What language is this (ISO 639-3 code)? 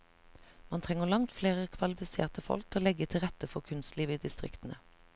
nor